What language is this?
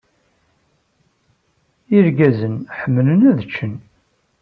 Kabyle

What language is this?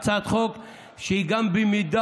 Hebrew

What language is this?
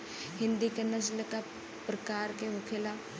Bhojpuri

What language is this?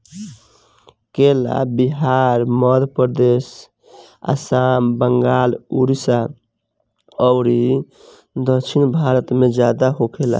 Bhojpuri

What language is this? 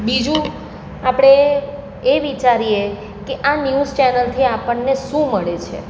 Gujarati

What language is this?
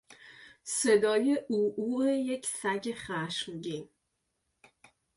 Persian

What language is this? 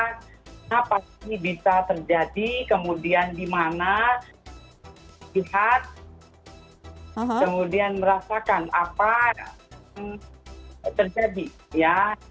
Indonesian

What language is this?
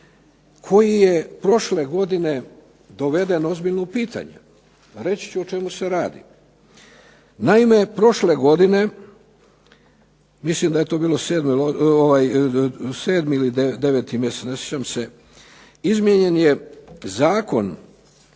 Croatian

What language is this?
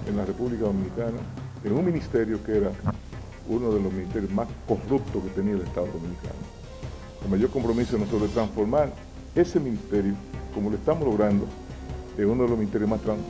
Spanish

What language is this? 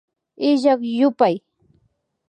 Imbabura Highland Quichua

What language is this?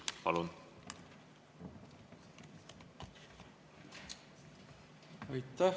Estonian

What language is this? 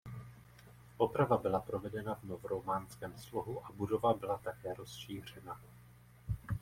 Czech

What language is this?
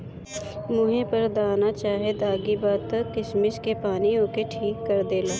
Bhojpuri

